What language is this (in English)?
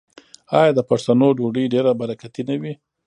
Pashto